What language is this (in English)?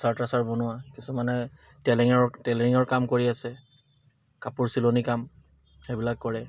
Assamese